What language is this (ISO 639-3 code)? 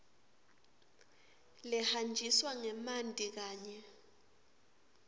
ssw